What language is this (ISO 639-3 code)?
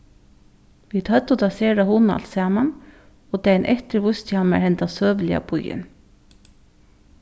fao